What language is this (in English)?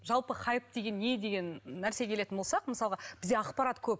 Kazakh